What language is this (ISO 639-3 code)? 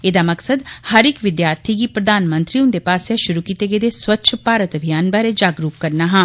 doi